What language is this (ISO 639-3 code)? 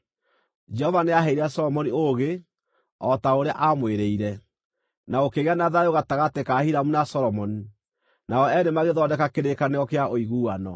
kik